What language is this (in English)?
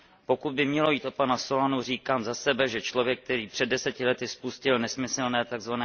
Czech